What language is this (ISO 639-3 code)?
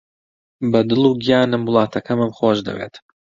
ckb